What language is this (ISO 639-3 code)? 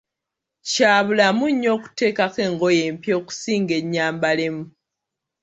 lug